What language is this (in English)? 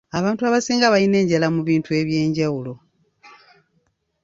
Ganda